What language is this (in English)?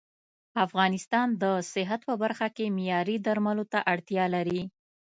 Pashto